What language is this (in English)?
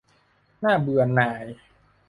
Thai